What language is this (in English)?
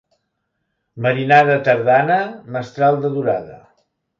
Catalan